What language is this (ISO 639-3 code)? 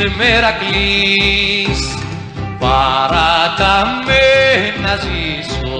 ell